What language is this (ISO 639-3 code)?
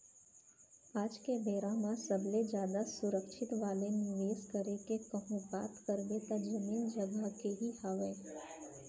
hne